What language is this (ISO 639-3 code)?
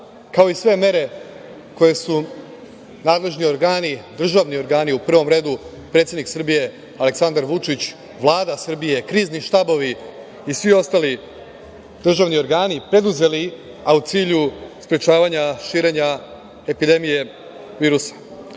srp